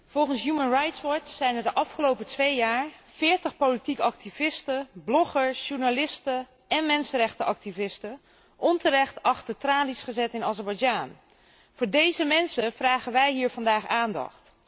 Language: Dutch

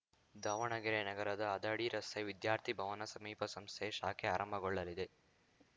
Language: Kannada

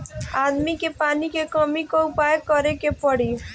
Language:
Bhojpuri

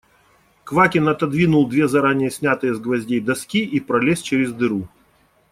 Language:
Russian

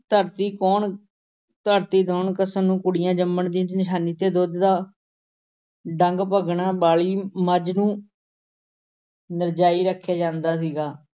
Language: Punjabi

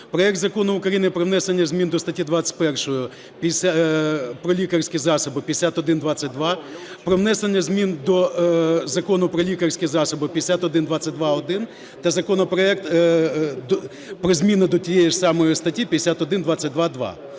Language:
Ukrainian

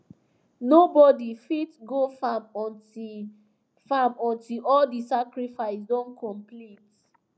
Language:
Nigerian Pidgin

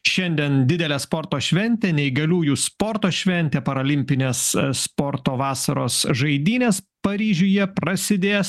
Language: Lithuanian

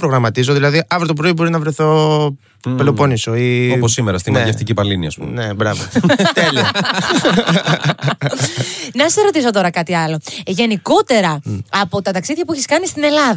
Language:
Greek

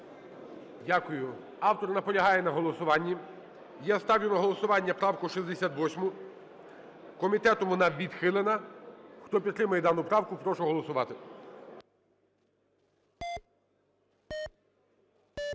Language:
Ukrainian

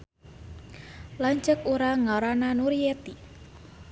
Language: Sundanese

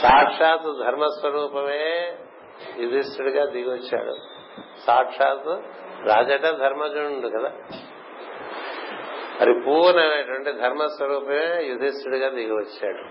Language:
Telugu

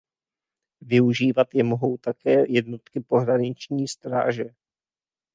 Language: Czech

